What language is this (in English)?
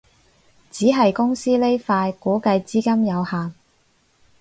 Cantonese